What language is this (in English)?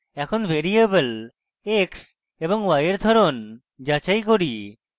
Bangla